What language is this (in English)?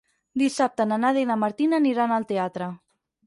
Catalan